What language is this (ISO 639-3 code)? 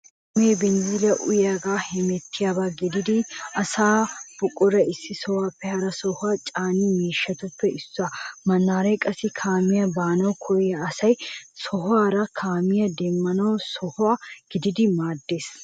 wal